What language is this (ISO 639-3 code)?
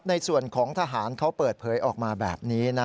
tha